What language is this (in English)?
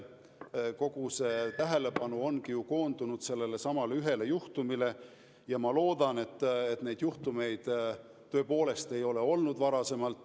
Estonian